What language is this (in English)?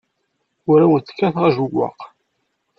Kabyle